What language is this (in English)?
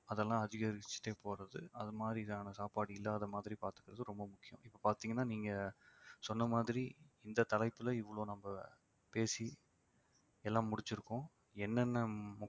Tamil